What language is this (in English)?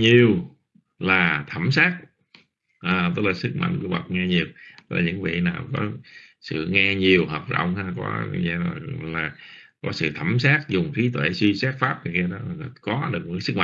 Vietnamese